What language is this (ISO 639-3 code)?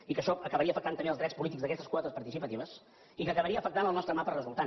cat